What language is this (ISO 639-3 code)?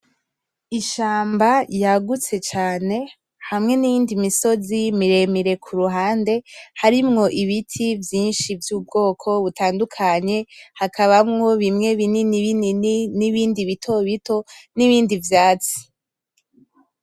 run